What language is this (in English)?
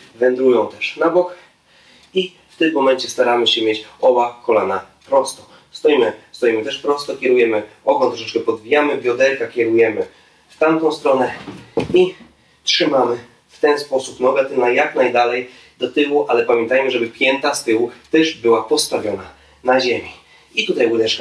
Polish